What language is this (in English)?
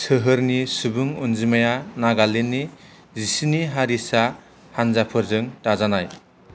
Bodo